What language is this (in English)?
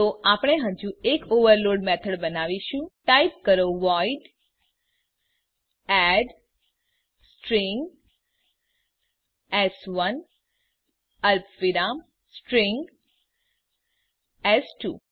Gujarati